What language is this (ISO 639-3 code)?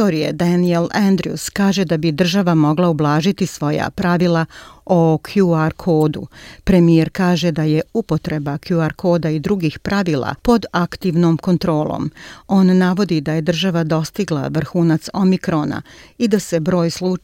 hrv